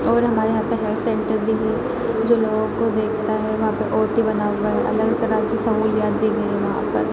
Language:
Urdu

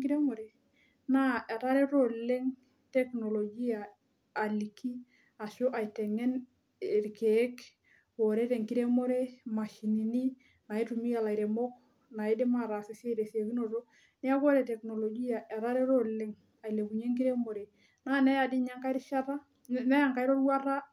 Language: Masai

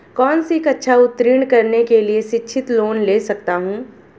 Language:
Hindi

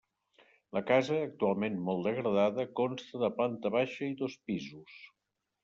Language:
Catalan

